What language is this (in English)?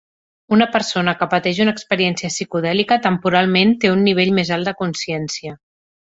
Catalan